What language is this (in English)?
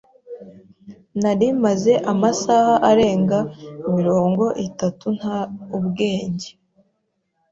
Kinyarwanda